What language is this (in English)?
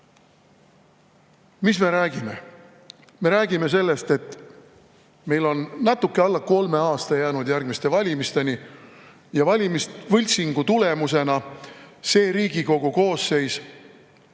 Estonian